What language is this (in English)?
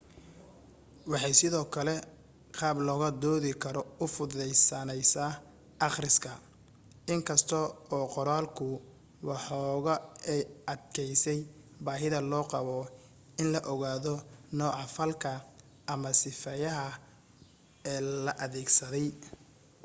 Somali